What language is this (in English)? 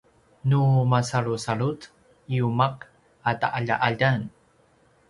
Paiwan